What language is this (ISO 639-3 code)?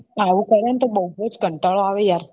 guj